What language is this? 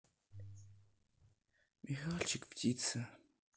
Russian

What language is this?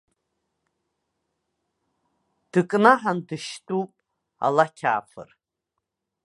Abkhazian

